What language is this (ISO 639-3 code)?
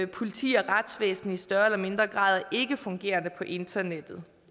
dan